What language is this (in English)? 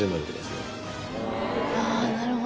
Japanese